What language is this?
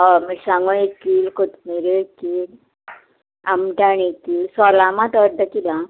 Konkani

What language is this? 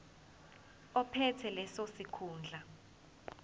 Zulu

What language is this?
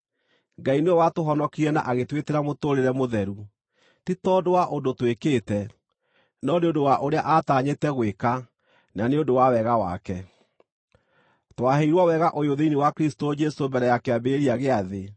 Kikuyu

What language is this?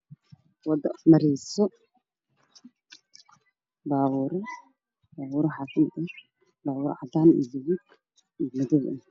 Somali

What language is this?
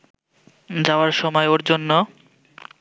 Bangla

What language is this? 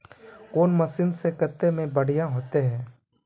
Magahi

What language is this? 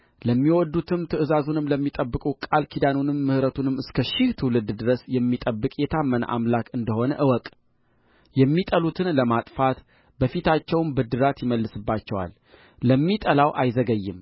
Amharic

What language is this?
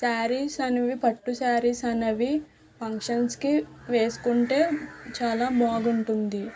Telugu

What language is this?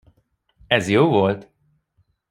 Hungarian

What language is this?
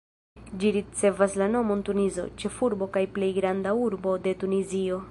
Esperanto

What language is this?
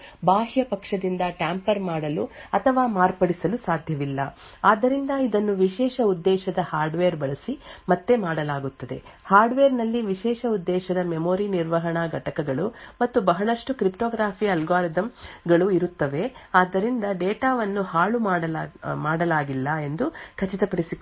Kannada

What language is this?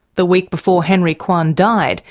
English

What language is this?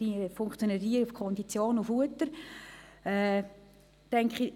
Swiss German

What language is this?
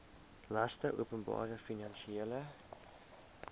Afrikaans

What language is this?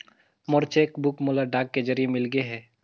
Chhattisgarhi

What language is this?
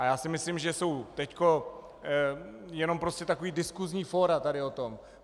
Czech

